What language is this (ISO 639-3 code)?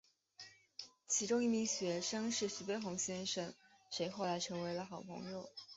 zho